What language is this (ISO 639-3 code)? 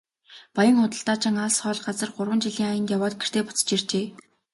mon